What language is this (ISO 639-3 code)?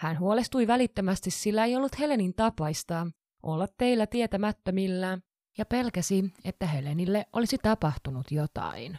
fin